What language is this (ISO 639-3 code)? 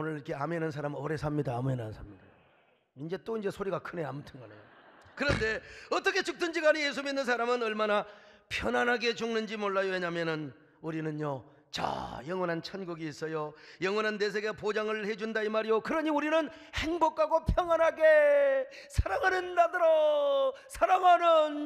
kor